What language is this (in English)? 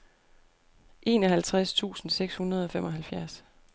Danish